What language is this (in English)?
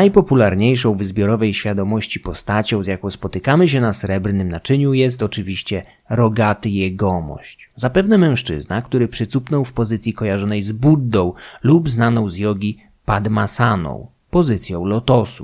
Polish